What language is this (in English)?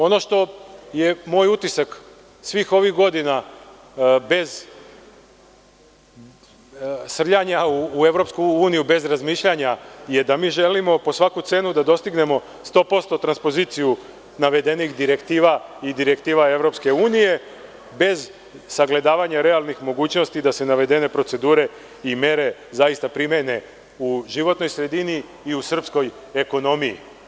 Serbian